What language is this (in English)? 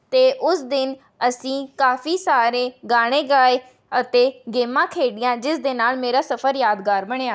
Punjabi